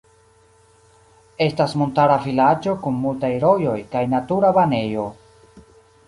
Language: Esperanto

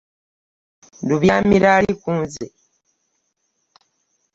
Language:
Ganda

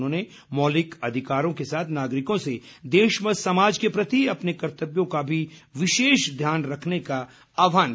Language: Hindi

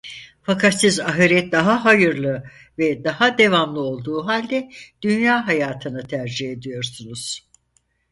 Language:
Turkish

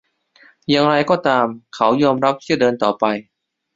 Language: Thai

